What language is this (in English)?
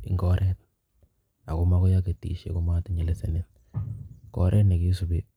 Kalenjin